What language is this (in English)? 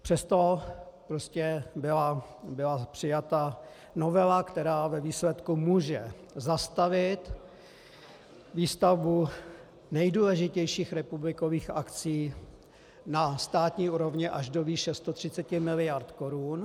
Czech